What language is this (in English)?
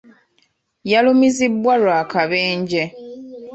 Ganda